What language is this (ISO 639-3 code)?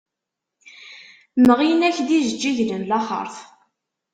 kab